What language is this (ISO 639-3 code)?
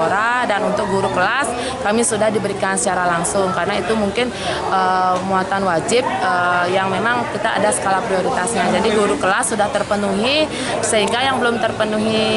ind